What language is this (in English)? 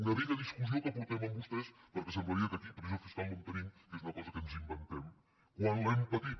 Catalan